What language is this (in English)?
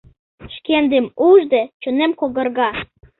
Mari